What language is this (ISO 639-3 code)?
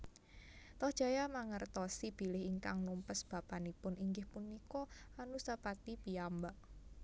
jav